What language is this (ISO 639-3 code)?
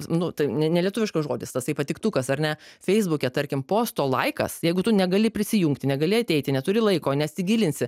lit